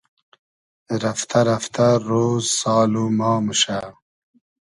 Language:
Hazaragi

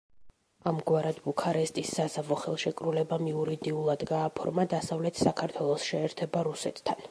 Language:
Georgian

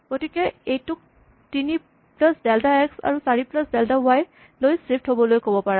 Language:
Assamese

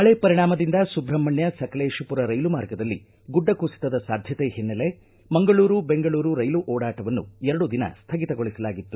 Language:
Kannada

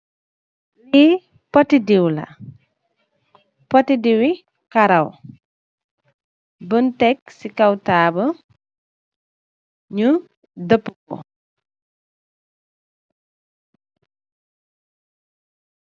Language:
Wolof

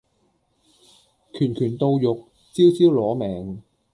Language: Cantonese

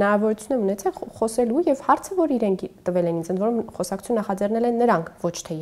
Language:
Romanian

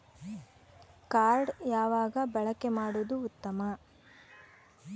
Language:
Kannada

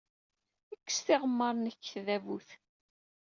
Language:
Kabyle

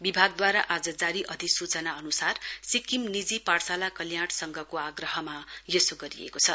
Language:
Nepali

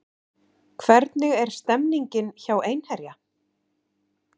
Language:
Icelandic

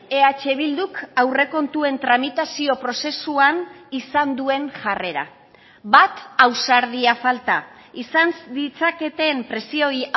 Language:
Basque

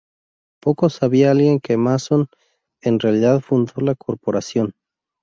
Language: Spanish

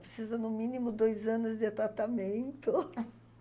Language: Portuguese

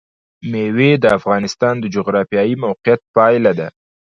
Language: Pashto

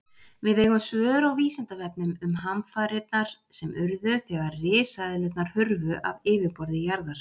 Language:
Icelandic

